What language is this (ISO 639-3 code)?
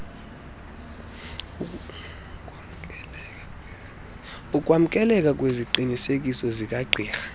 xho